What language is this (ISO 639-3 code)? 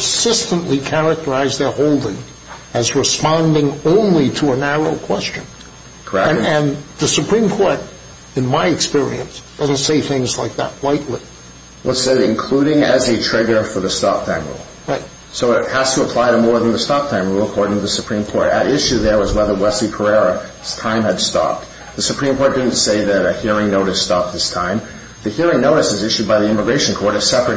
eng